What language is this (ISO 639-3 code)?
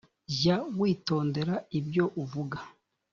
kin